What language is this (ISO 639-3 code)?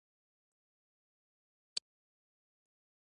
pus